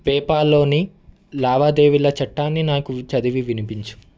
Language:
Telugu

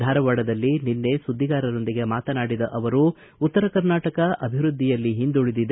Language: Kannada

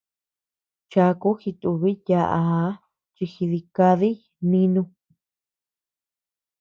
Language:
Tepeuxila Cuicatec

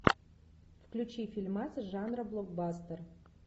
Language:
Russian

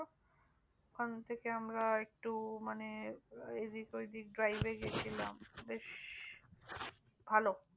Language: Bangla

